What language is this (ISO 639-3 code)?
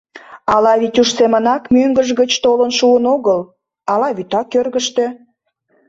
chm